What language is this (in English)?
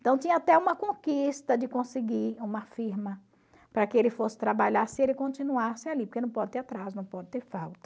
Portuguese